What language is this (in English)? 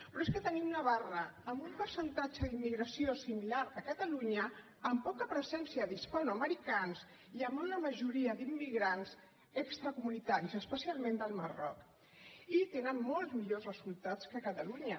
Catalan